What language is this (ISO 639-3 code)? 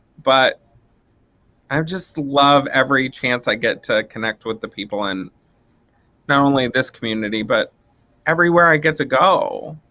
eng